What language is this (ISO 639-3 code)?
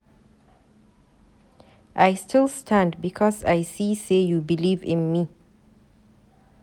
pcm